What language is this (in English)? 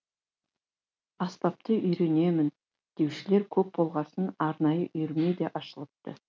Kazakh